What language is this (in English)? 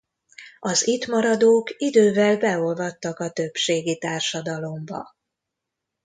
Hungarian